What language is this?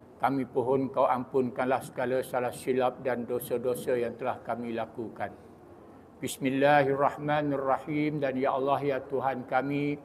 Malay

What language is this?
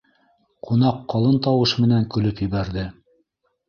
Bashkir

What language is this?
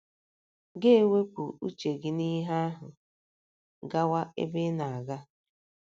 Igbo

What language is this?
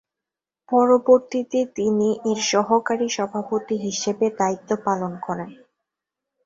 Bangla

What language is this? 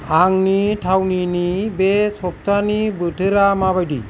Bodo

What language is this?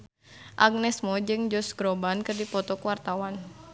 Sundanese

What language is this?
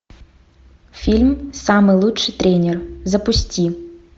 Russian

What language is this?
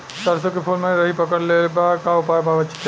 Bhojpuri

